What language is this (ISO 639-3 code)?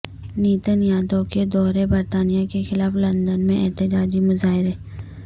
urd